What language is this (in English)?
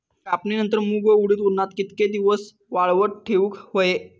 Marathi